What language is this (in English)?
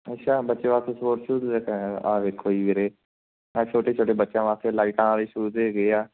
Punjabi